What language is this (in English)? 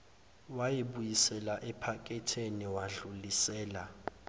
Zulu